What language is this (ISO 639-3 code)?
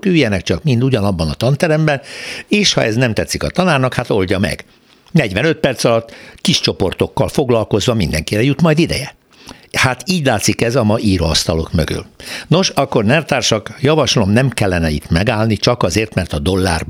hun